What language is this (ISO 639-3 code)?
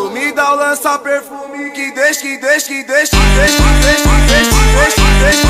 ron